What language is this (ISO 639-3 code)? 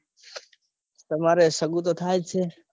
guj